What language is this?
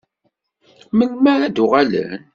Kabyle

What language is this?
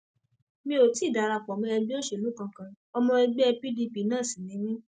Yoruba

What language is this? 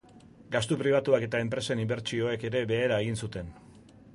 Basque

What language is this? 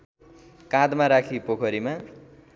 Nepali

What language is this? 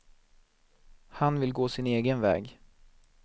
Swedish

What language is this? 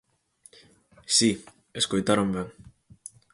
Galician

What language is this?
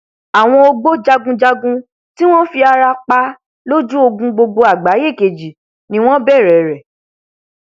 Yoruba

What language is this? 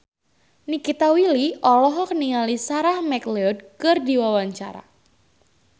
Sundanese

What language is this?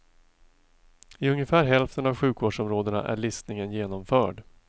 Swedish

